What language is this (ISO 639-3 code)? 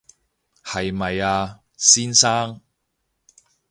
yue